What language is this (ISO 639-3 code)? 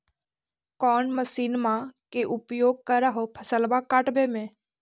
mag